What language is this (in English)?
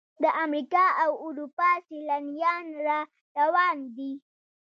Pashto